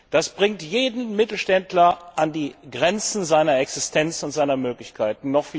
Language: German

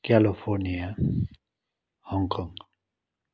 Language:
Nepali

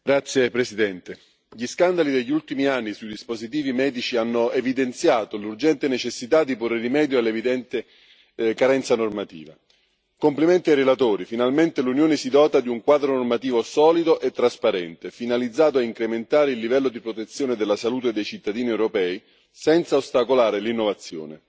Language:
Italian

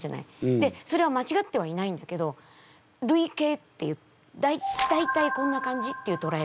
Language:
Japanese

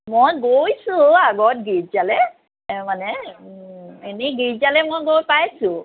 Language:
Assamese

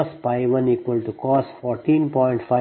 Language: Kannada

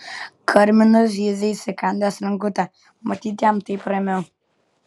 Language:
Lithuanian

